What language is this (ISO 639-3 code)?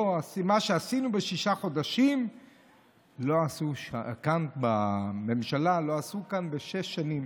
heb